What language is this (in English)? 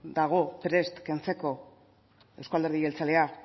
Basque